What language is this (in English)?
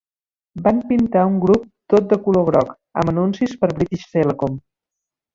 Catalan